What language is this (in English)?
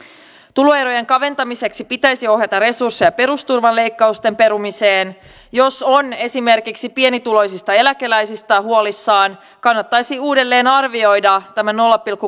Finnish